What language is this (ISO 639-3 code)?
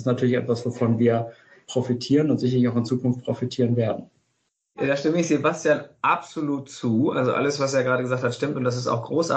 deu